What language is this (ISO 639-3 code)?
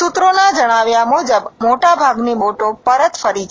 guj